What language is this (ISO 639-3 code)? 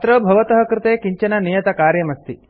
san